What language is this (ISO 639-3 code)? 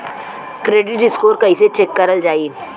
bho